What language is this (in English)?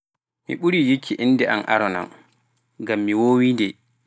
Pular